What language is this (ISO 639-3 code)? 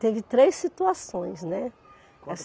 por